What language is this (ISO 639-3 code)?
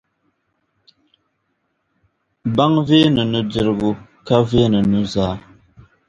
dag